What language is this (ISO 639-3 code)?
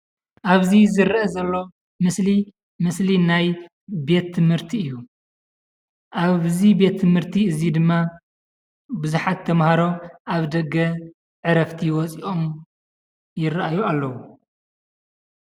tir